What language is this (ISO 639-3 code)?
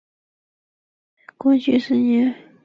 zho